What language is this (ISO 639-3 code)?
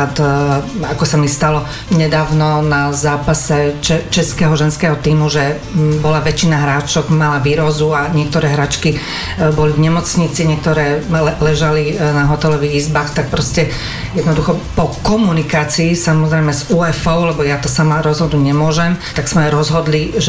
slk